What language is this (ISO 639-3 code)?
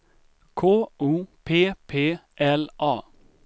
swe